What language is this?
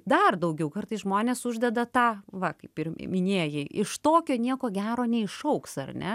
Lithuanian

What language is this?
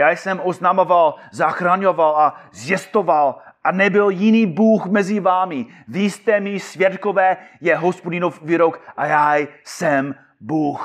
Czech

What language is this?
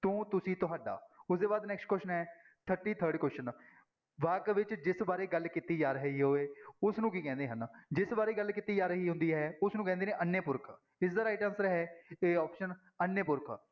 Punjabi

